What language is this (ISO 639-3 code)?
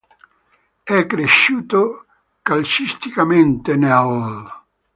ita